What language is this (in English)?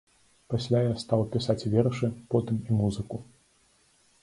Belarusian